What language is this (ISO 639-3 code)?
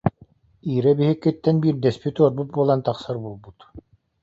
sah